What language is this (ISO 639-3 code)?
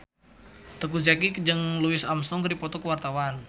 sun